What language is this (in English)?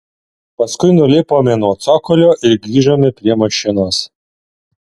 Lithuanian